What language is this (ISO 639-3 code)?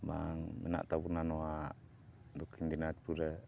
sat